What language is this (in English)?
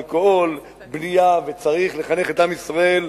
Hebrew